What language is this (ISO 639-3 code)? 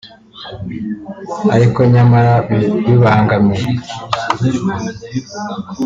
kin